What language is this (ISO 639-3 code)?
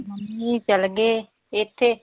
pan